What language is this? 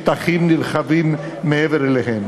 Hebrew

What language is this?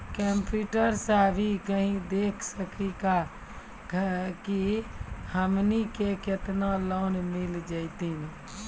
Maithili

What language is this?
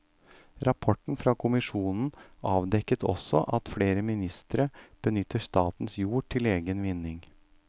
Norwegian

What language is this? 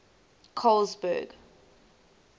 English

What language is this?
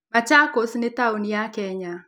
Kikuyu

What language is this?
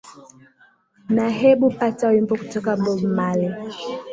Swahili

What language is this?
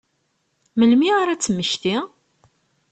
Kabyle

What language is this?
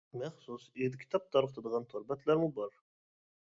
Uyghur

